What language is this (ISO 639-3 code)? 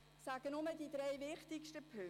gsw